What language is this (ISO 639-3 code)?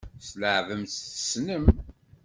kab